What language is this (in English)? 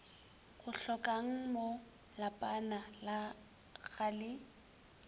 Northern Sotho